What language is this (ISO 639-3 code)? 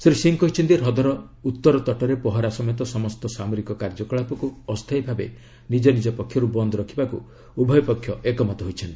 ori